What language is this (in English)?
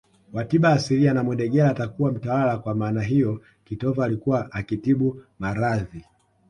Swahili